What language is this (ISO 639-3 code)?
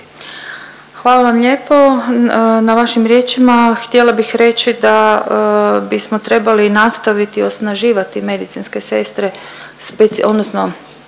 hrv